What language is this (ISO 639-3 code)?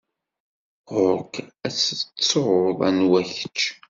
kab